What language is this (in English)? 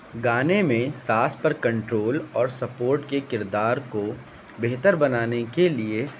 Urdu